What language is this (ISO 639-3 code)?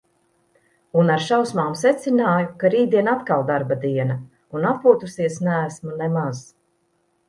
lav